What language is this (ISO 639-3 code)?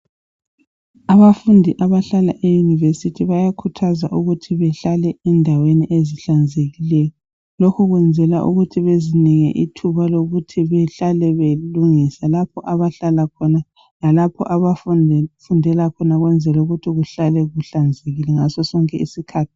nde